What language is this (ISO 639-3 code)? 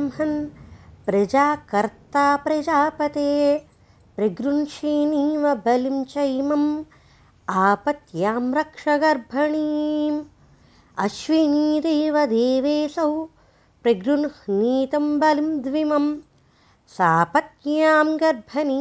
tel